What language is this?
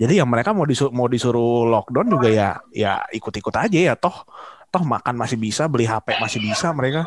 Indonesian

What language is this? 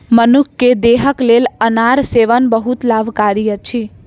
Maithili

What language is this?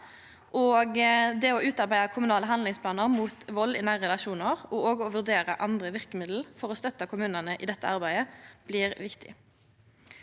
Norwegian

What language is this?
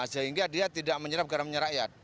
Indonesian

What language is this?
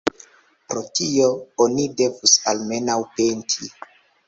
Esperanto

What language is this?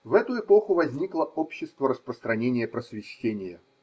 Russian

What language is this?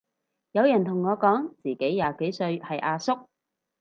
Cantonese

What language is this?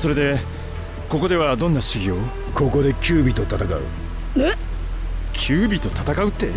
Japanese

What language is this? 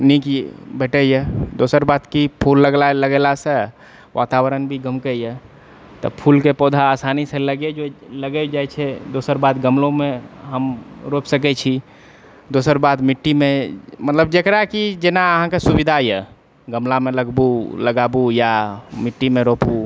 Maithili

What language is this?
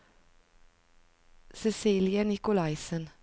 Norwegian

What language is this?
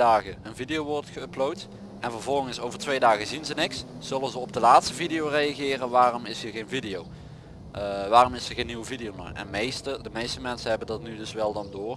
Dutch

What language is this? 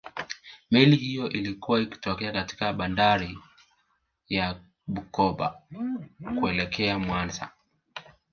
Swahili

